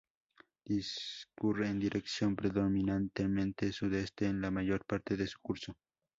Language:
Spanish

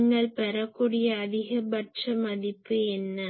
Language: Tamil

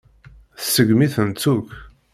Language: Kabyle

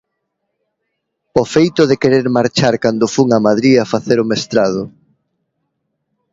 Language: Galician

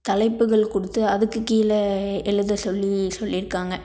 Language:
Tamil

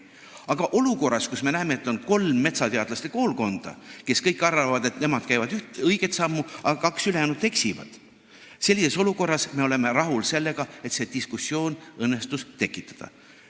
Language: Estonian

